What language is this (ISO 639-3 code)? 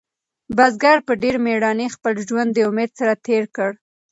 pus